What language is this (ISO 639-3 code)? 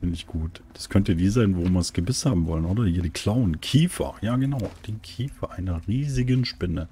deu